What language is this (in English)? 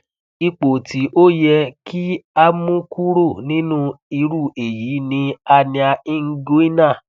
Yoruba